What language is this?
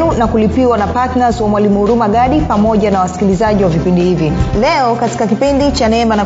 Swahili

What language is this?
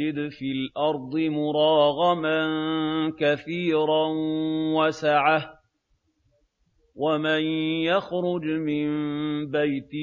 Arabic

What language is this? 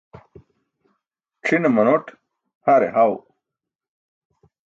Burushaski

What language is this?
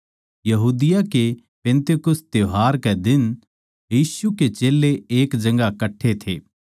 Haryanvi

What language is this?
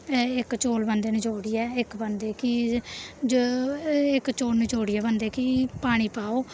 Dogri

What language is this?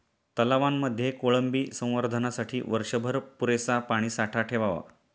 Marathi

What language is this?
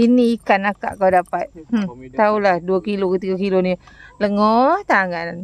Malay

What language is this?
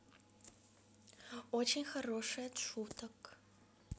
Russian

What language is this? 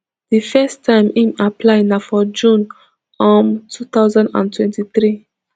Nigerian Pidgin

